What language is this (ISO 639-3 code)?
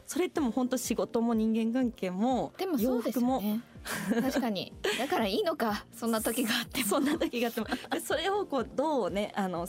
jpn